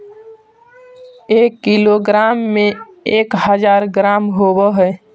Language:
Magahi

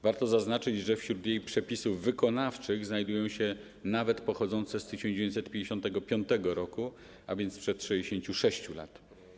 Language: Polish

